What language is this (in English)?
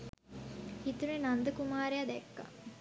Sinhala